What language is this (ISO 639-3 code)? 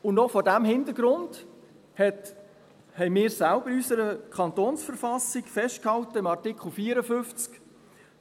gsw